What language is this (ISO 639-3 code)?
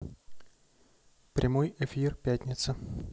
rus